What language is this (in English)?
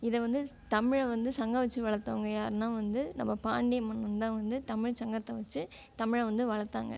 Tamil